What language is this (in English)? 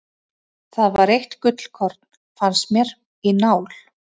Icelandic